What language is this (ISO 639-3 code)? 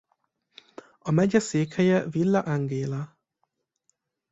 hun